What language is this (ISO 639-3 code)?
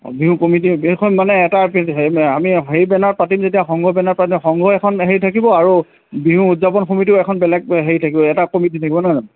asm